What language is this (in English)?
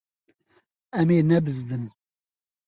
Kurdish